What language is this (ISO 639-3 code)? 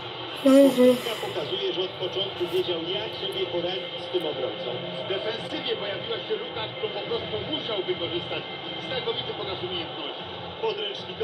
pol